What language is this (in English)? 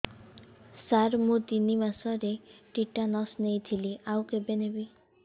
Odia